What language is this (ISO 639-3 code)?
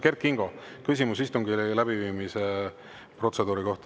est